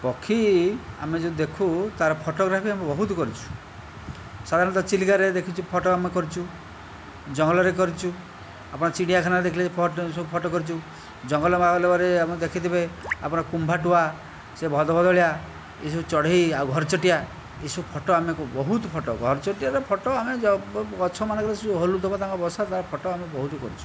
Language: Odia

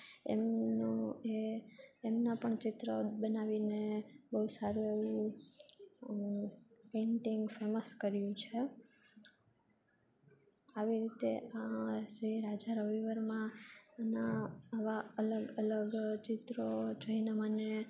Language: Gujarati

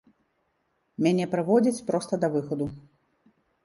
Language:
Belarusian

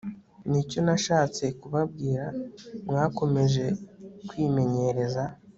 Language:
Kinyarwanda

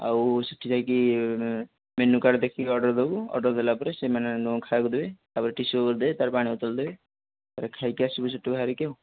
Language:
Odia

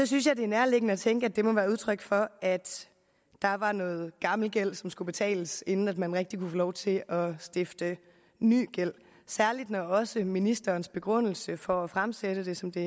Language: Danish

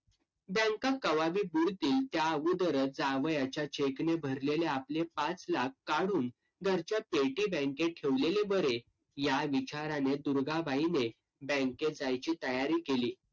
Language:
Marathi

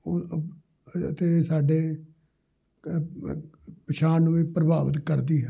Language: Punjabi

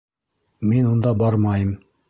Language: Bashkir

